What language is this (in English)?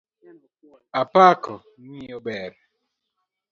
Luo (Kenya and Tanzania)